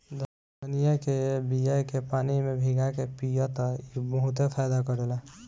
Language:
Bhojpuri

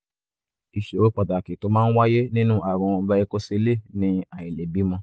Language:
Yoruba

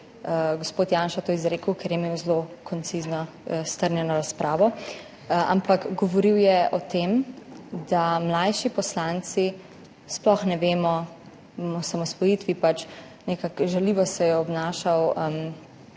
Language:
Slovenian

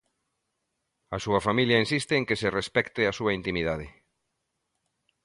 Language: Galician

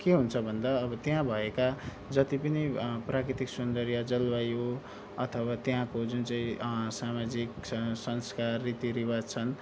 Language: Nepali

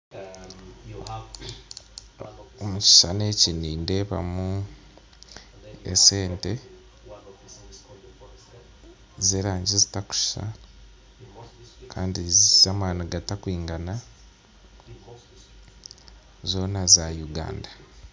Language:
Nyankole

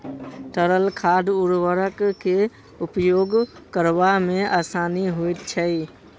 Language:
Maithili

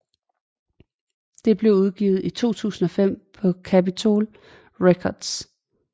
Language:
Danish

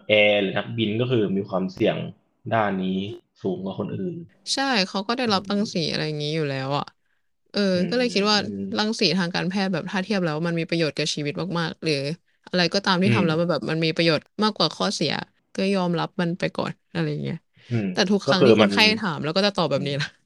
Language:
Thai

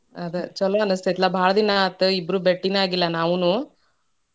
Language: Kannada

